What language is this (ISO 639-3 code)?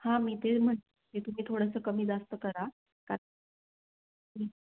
mar